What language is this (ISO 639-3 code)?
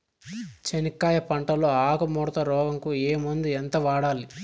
tel